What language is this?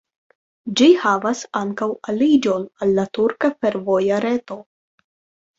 Esperanto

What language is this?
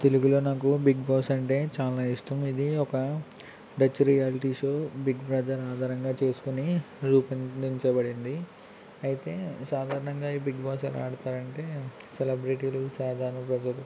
Telugu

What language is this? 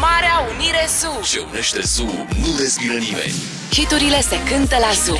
Romanian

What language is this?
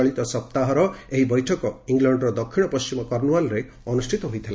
Odia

